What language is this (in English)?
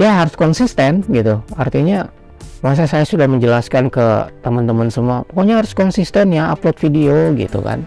Indonesian